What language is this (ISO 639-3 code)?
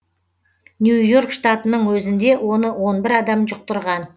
kaz